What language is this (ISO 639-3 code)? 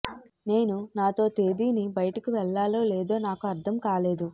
tel